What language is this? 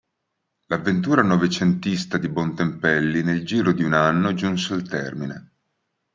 Italian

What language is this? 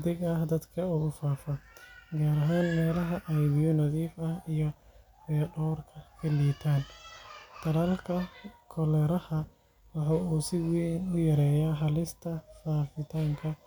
Somali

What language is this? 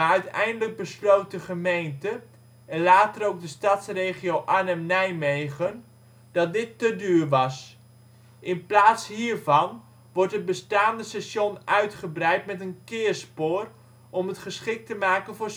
Dutch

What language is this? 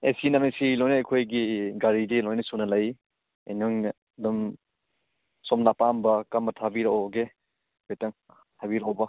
Manipuri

